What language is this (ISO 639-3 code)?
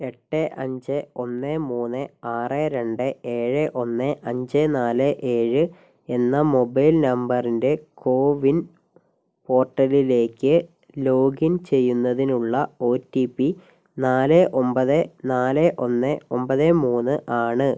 mal